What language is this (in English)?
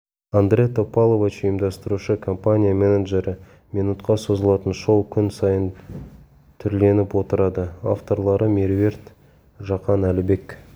Kazakh